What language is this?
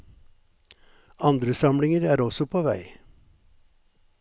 Norwegian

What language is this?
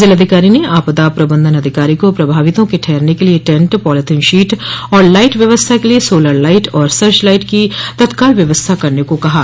Hindi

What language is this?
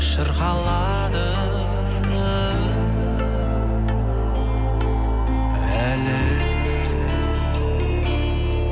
Kazakh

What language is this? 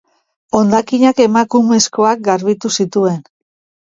Basque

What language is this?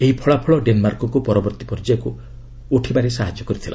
Odia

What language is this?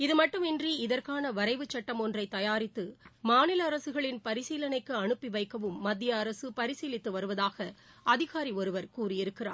Tamil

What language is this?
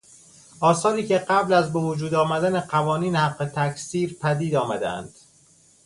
Persian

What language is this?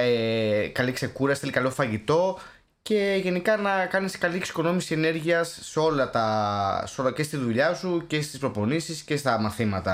Greek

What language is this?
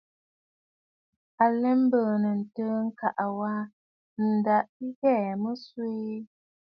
Bafut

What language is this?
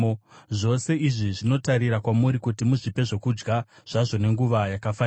Shona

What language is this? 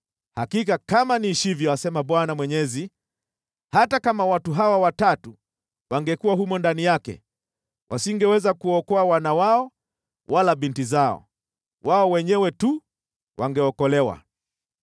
Swahili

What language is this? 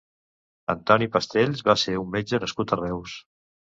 Catalan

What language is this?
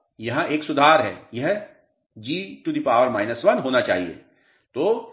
Hindi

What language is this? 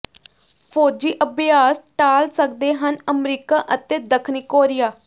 Punjabi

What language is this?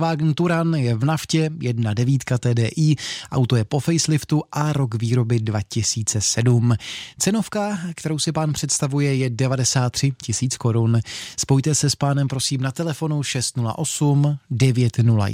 Czech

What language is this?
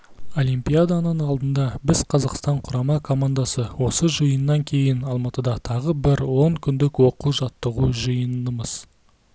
Kazakh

